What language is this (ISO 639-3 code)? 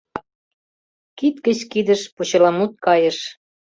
chm